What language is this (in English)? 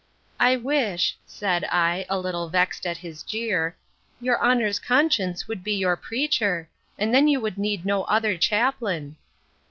English